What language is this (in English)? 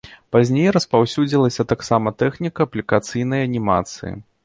Belarusian